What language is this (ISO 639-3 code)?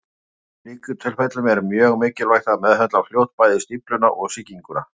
isl